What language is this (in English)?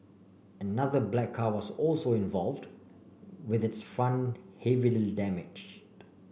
English